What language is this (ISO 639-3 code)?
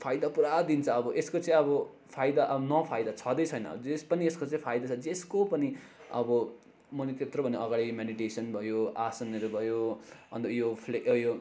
nep